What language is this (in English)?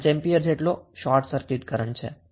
Gujarati